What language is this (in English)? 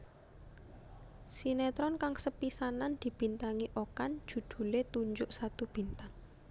Javanese